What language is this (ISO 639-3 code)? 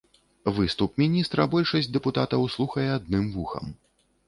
bel